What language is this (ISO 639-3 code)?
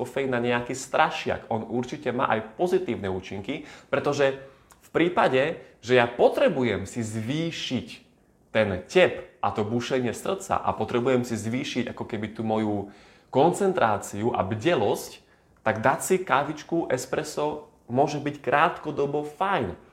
slk